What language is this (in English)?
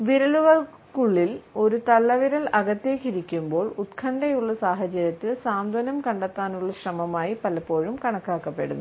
Malayalam